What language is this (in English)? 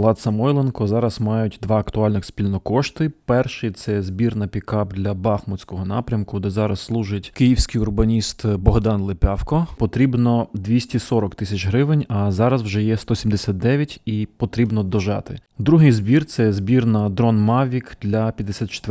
Ukrainian